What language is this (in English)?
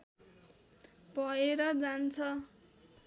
Nepali